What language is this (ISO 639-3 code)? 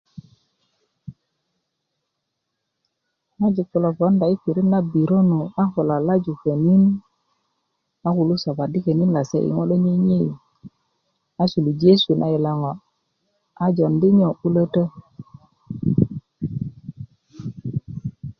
ukv